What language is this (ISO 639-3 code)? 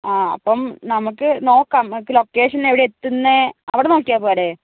mal